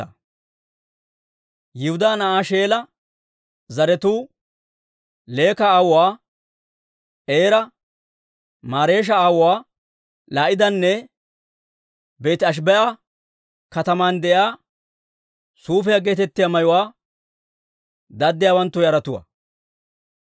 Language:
Dawro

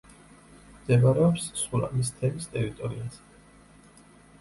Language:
Georgian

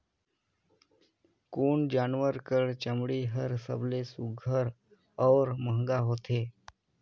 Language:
Chhattisgarhi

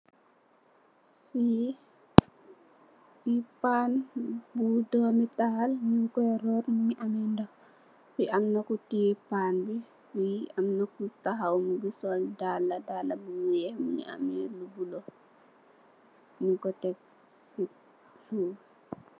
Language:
Wolof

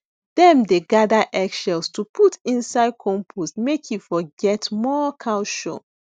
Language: Nigerian Pidgin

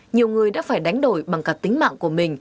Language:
Vietnamese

